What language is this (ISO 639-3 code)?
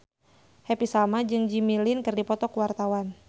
sun